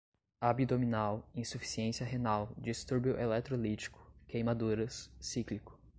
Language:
Portuguese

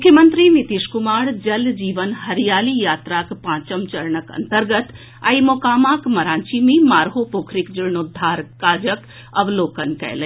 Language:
Maithili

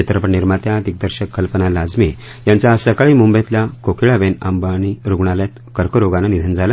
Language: Marathi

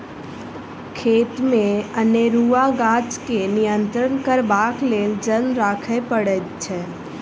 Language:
Maithili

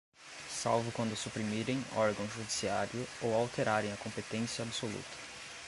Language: Portuguese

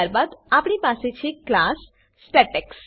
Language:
Gujarati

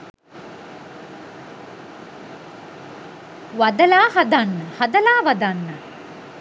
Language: Sinhala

